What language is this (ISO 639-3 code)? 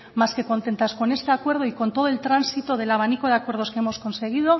spa